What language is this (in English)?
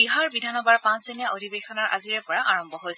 Assamese